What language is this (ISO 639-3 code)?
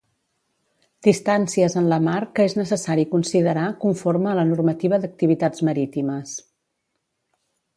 cat